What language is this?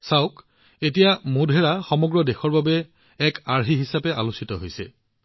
Assamese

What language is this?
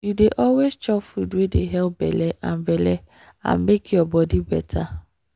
Nigerian Pidgin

